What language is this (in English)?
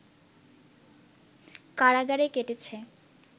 Bangla